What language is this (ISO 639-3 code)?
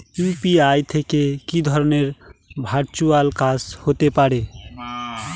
ben